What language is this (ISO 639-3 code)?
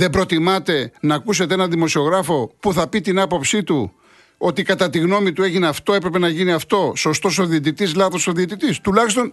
ell